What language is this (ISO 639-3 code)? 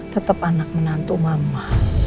ind